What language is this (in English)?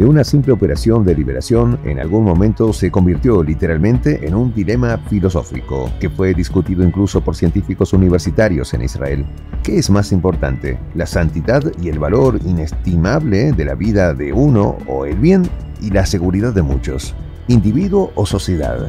Spanish